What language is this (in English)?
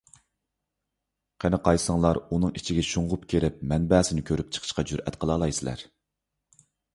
Uyghur